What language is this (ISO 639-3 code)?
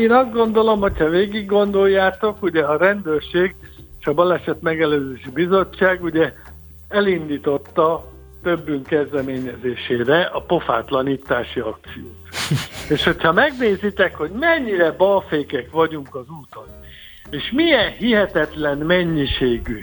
hun